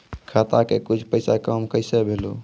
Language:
Maithili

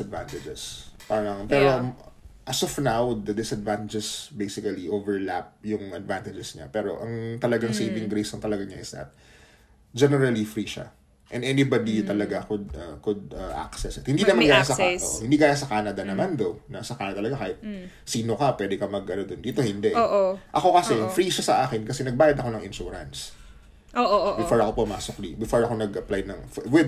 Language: Filipino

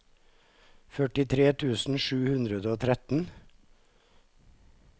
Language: Norwegian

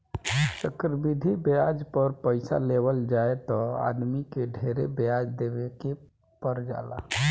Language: Bhojpuri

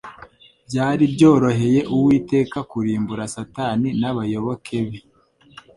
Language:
Kinyarwanda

